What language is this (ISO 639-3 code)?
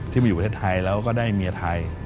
tha